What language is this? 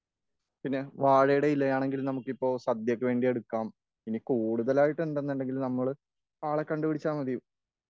Malayalam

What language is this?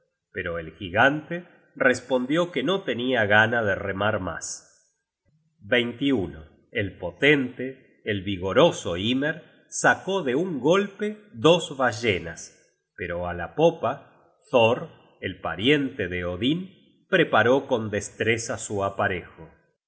Spanish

